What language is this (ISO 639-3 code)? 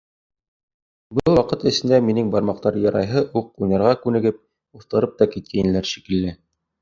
bak